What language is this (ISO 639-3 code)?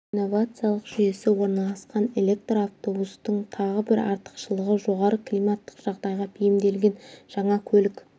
kaz